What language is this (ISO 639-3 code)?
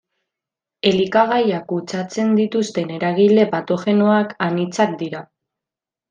eus